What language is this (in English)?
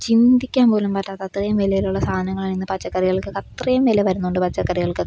Malayalam